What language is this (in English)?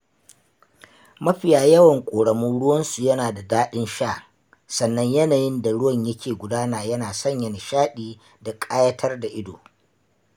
Hausa